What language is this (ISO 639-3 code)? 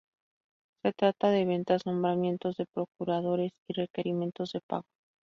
spa